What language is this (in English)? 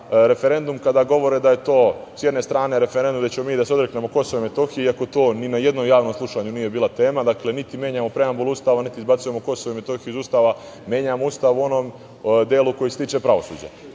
Serbian